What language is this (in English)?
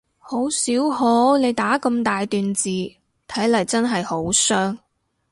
Cantonese